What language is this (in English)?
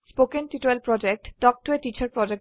Assamese